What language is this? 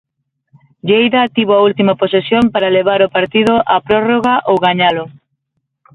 Galician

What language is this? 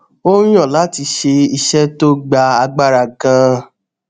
Yoruba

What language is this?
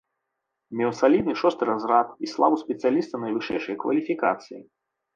Belarusian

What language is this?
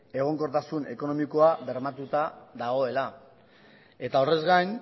Basque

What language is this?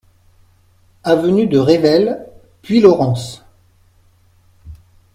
French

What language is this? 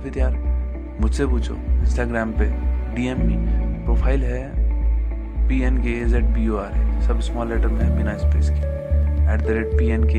Hindi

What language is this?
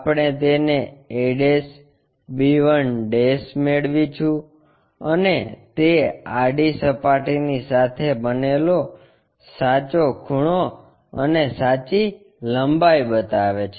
Gujarati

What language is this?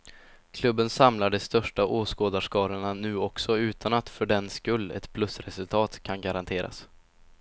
Swedish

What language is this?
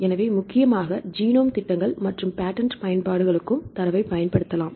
Tamil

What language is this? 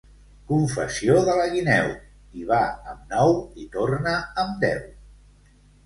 Catalan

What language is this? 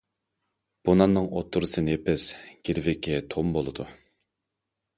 Uyghur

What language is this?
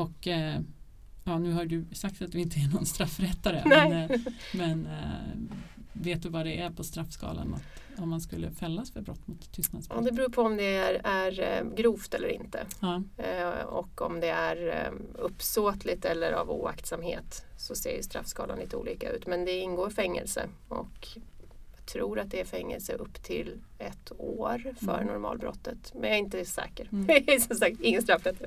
Swedish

